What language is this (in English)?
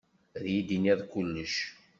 Kabyle